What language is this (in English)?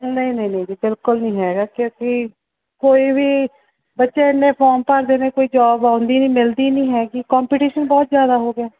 Punjabi